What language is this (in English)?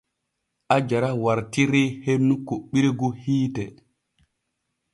Borgu Fulfulde